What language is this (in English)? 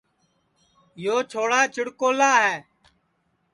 Sansi